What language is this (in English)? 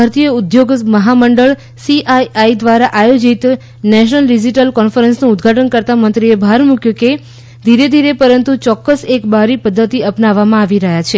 Gujarati